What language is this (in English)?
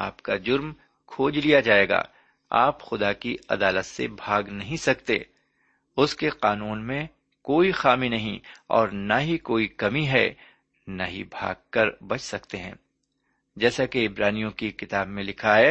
Urdu